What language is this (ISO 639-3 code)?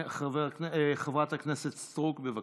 heb